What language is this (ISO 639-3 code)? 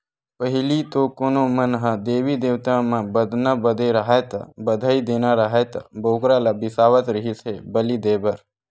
hne